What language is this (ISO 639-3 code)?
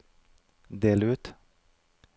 nor